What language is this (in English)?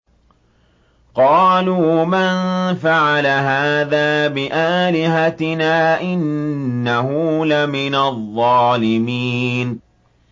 Arabic